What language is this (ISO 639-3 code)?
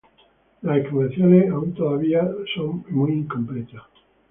spa